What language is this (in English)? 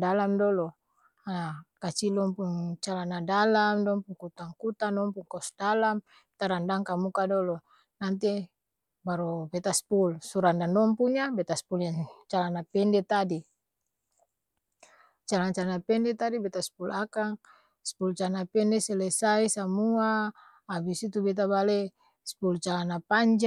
Ambonese Malay